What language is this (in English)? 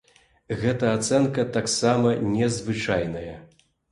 Belarusian